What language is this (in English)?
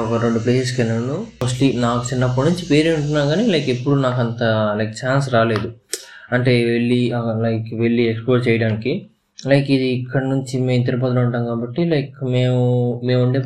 Telugu